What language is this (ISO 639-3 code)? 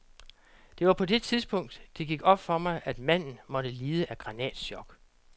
dan